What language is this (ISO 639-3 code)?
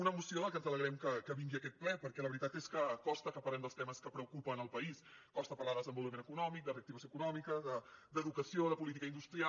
cat